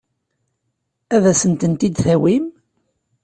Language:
Kabyle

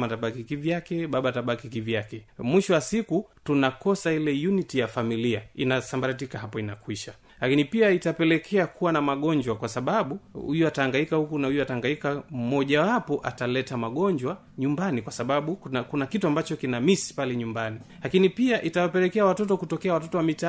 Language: Swahili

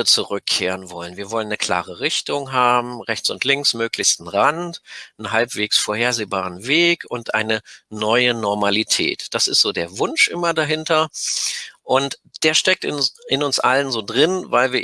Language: German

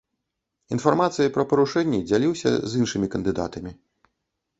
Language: Belarusian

